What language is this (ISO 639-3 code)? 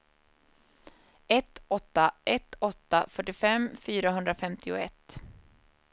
swe